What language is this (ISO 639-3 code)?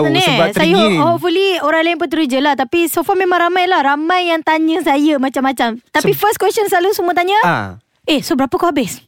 msa